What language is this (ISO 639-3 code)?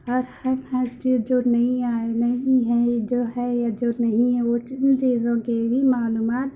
urd